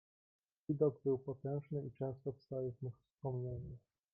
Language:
Polish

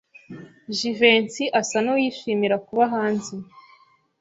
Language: Kinyarwanda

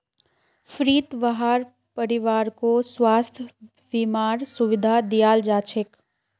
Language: Magahi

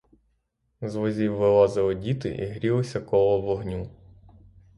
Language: Ukrainian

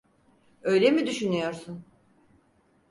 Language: Turkish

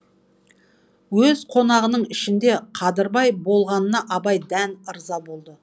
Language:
Kazakh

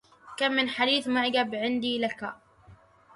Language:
Arabic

